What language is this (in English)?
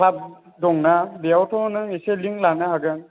Bodo